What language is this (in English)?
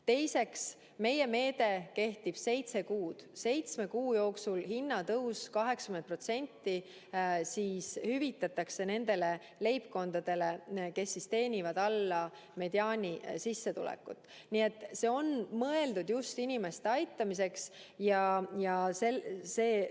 Estonian